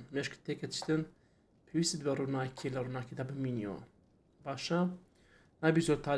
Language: Arabic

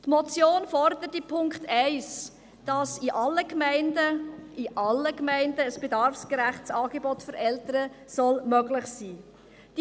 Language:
Swiss German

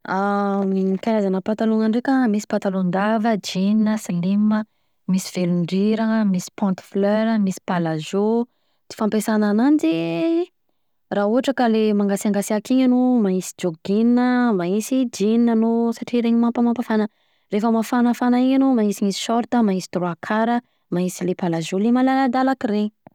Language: Southern Betsimisaraka Malagasy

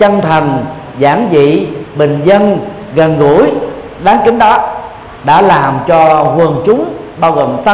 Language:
Vietnamese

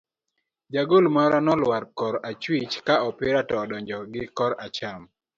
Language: Luo (Kenya and Tanzania)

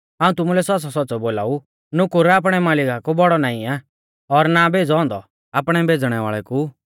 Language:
Mahasu Pahari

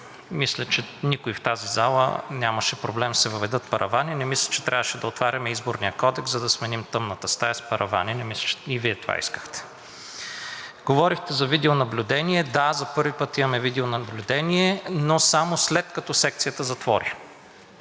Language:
Bulgarian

